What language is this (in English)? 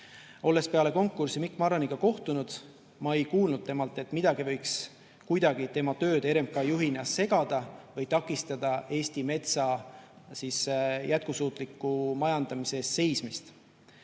Estonian